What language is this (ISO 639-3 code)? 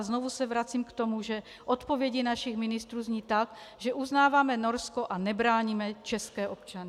ces